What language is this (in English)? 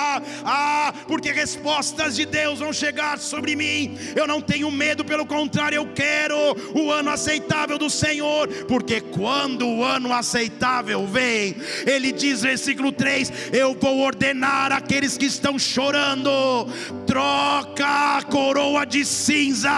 Portuguese